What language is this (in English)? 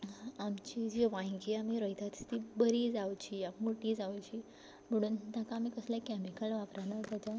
Konkani